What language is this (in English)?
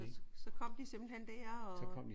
Danish